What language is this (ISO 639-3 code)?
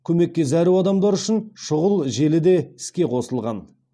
kaz